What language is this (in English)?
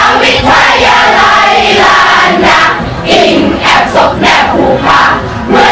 Thai